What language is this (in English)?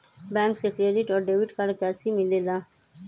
Magahi